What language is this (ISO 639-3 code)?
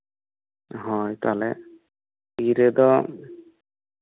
sat